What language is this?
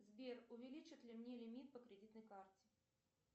Russian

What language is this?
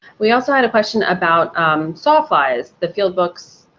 English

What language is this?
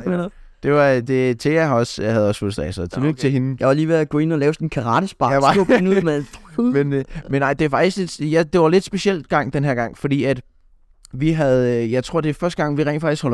Danish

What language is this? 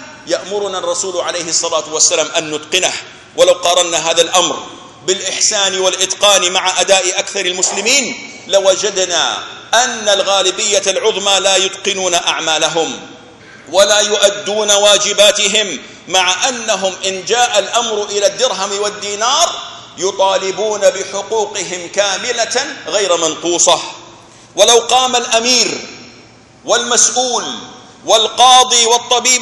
Arabic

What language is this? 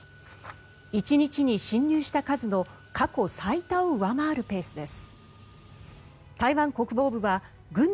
Japanese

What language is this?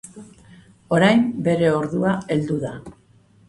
Basque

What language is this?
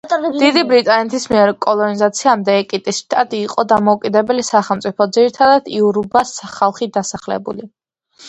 Georgian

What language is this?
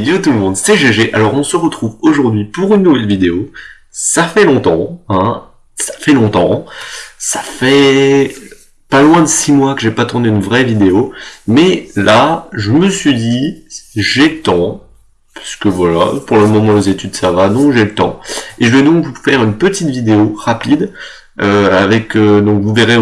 French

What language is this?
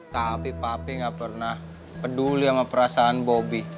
Indonesian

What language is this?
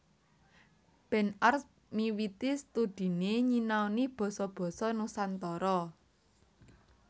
Javanese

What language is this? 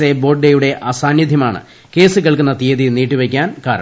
Malayalam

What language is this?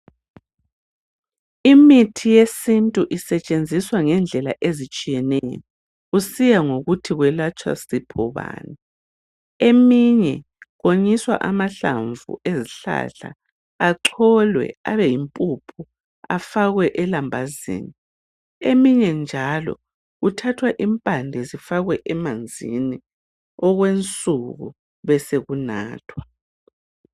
North Ndebele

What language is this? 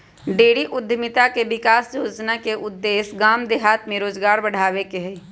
Magahi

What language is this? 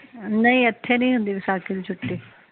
Punjabi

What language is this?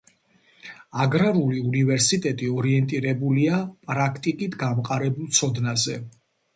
Georgian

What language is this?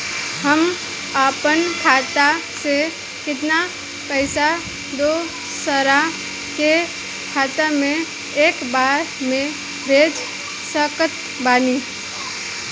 Bhojpuri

